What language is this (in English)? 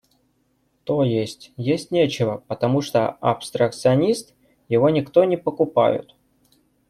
Russian